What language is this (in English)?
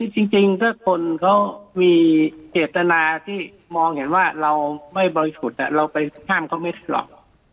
Thai